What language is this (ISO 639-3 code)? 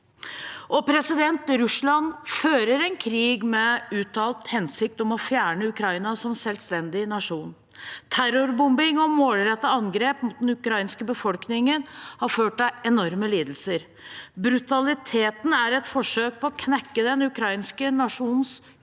nor